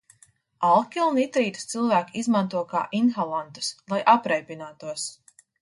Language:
Latvian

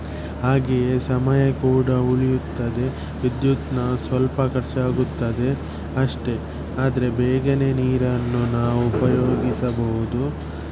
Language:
Kannada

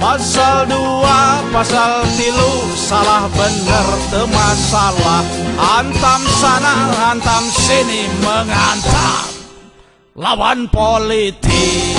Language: Indonesian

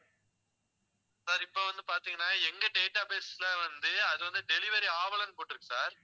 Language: Tamil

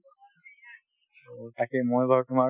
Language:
Assamese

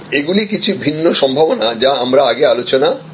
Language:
Bangla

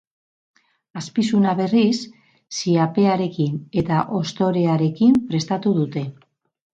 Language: Basque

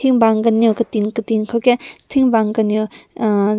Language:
Rongmei Naga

